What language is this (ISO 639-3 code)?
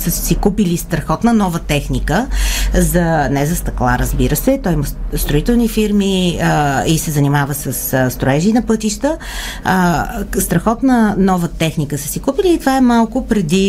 bul